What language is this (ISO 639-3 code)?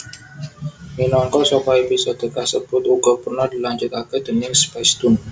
jav